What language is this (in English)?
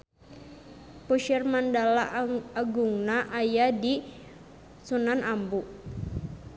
Sundanese